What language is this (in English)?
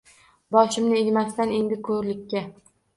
Uzbek